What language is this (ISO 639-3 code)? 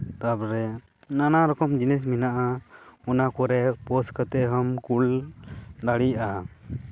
sat